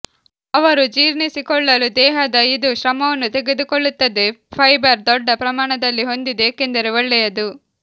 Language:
Kannada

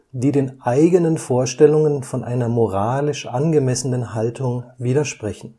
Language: German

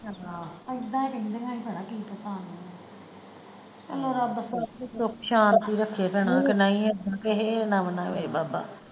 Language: Punjabi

